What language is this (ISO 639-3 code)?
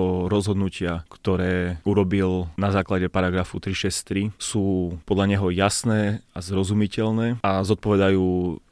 slk